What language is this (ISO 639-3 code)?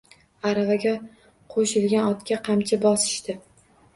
uzb